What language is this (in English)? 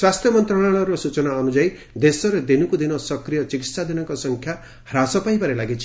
Odia